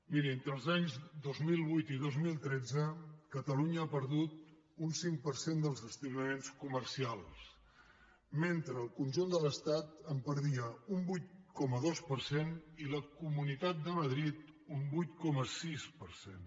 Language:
Catalan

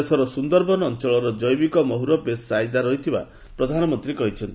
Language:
Odia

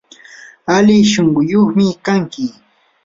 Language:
Yanahuanca Pasco Quechua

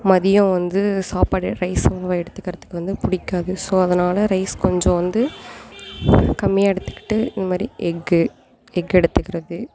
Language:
Tamil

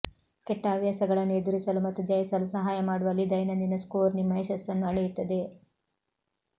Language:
Kannada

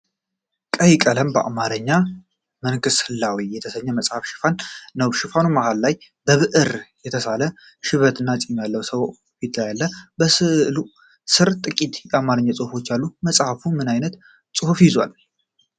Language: Amharic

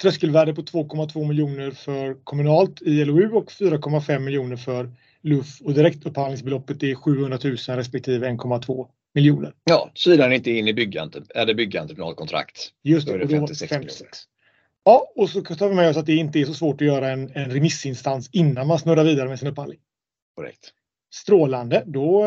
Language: Swedish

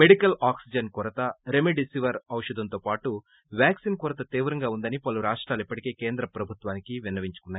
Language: Telugu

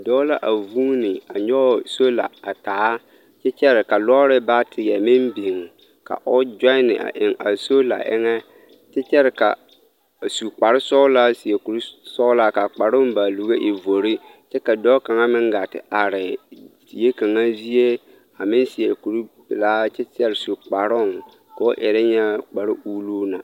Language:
Southern Dagaare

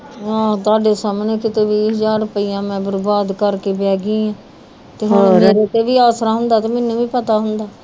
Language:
Punjabi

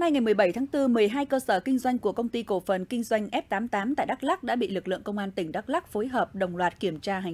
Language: Vietnamese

